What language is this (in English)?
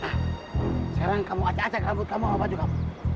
Indonesian